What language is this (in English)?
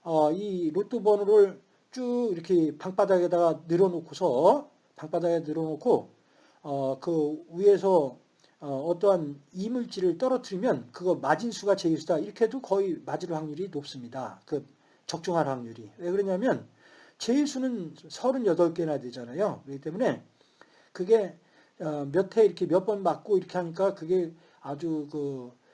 Korean